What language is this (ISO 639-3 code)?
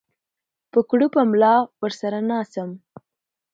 pus